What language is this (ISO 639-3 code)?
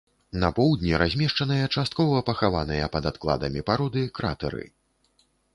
bel